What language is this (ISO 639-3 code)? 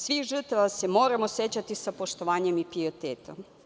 srp